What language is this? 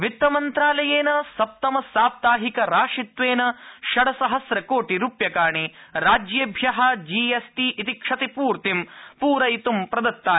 Sanskrit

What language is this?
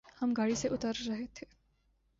Urdu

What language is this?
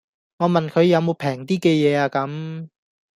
Cantonese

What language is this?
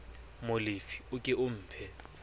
Southern Sotho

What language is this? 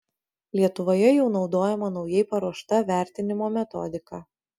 Lithuanian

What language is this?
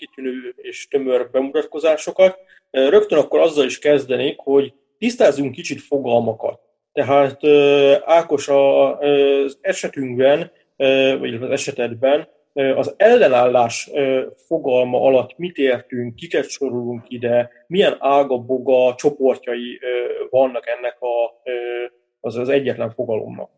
Hungarian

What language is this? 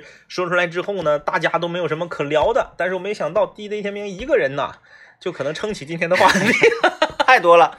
Chinese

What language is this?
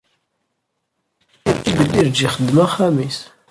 Kabyle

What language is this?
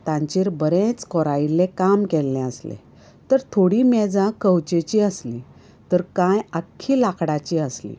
Konkani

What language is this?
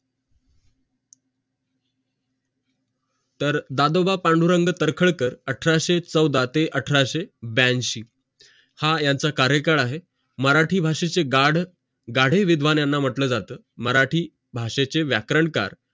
Marathi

